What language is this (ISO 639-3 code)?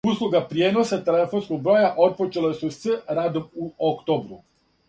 srp